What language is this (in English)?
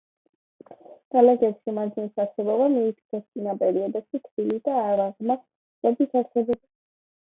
Georgian